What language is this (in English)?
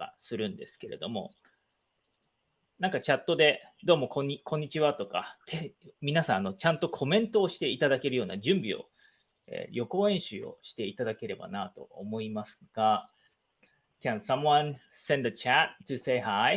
Japanese